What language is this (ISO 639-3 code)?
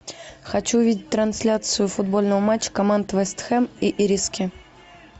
rus